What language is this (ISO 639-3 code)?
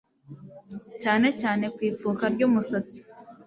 kin